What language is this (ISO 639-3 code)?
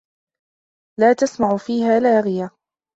ara